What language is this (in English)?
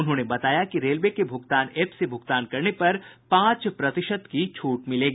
Hindi